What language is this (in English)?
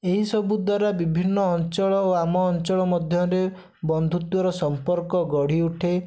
Odia